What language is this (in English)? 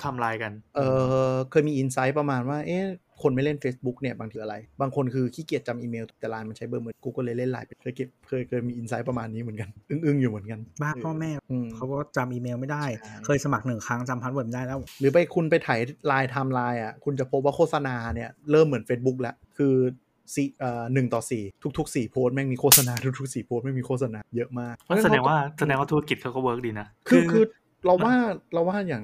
Thai